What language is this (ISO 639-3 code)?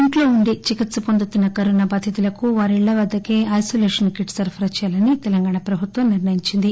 tel